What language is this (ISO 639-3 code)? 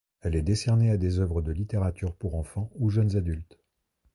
fra